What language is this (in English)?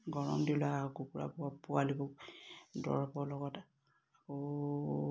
Assamese